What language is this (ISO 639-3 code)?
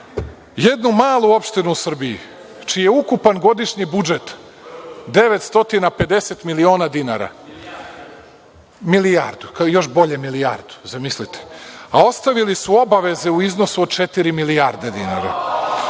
srp